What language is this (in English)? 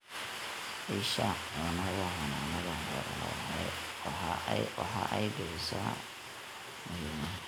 Somali